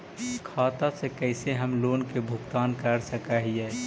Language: Magahi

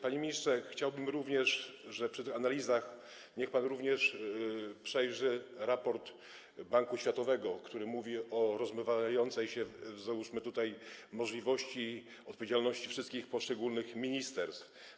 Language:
Polish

